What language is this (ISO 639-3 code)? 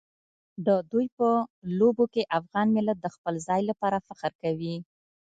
pus